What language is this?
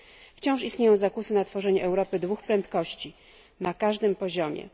Polish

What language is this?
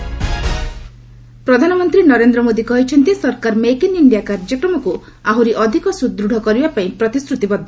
Odia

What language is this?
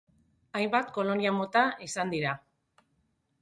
Basque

